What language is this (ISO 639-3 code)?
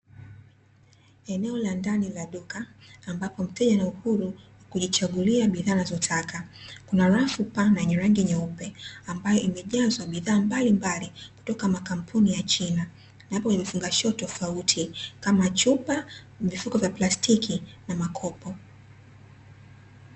swa